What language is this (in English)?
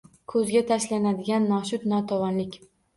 Uzbek